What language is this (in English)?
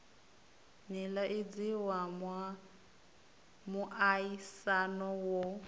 Venda